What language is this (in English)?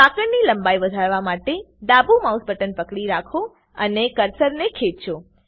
Gujarati